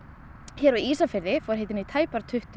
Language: Icelandic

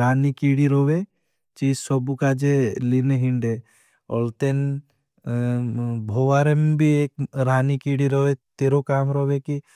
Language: Bhili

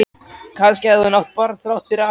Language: Icelandic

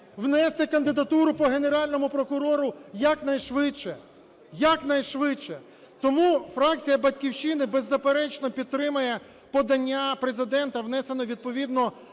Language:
Ukrainian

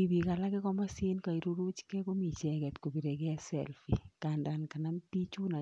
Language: Kalenjin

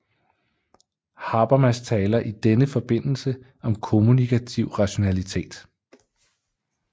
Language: Danish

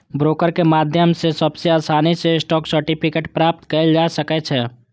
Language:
Maithili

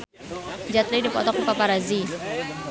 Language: Sundanese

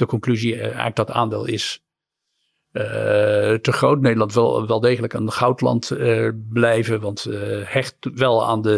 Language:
Dutch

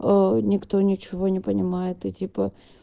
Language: Russian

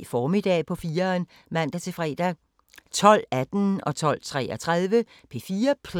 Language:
Danish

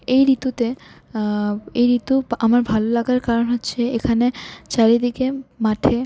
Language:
Bangla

